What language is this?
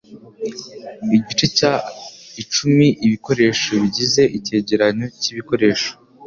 Kinyarwanda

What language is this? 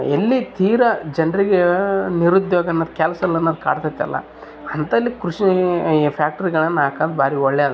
Kannada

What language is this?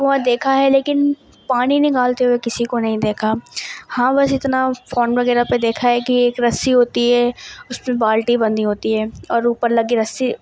Urdu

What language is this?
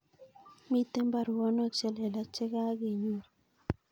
Kalenjin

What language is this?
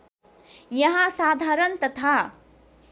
Nepali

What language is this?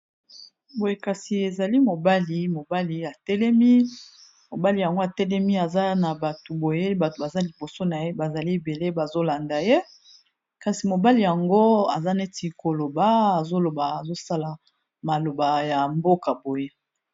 Lingala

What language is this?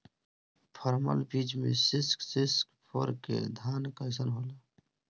Bhojpuri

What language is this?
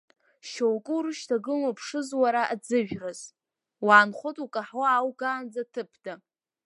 Abkhazian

